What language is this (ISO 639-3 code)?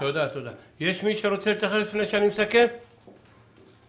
heb